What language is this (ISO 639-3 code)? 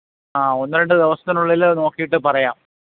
mal